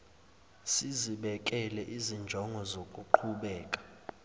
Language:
Zulu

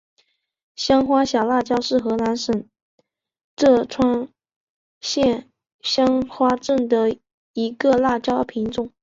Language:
Chinese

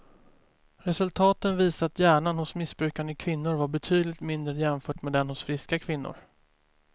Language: Swedish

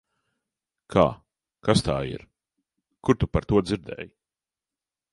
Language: Latvian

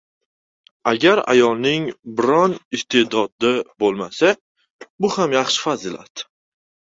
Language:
Uzbek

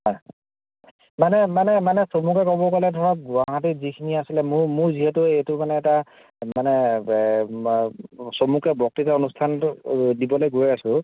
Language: Assamese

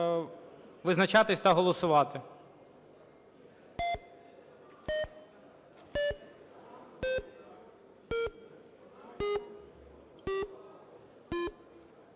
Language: Ukrainian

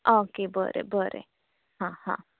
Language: Konkani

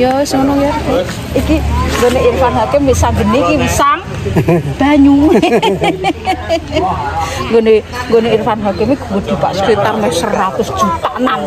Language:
Indonesian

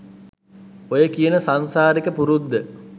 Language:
Sinhala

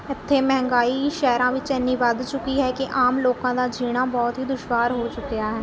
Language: Punjabi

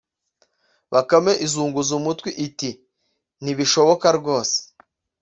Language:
Kinyarwanda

